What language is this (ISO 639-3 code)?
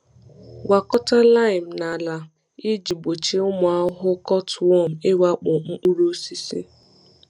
ibo